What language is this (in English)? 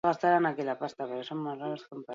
Basque